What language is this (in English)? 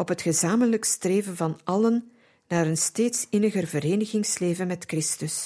Dutch